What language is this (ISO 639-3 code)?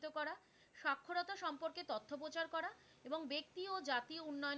ben